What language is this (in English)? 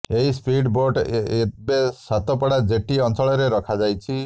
Odia